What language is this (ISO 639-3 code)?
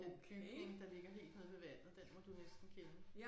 dan